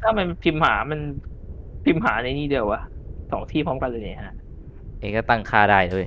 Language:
Thai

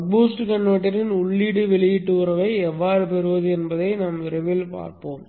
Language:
Tamil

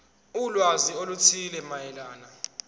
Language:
Zulu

